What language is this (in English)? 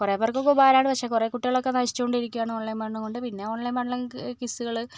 Malayalam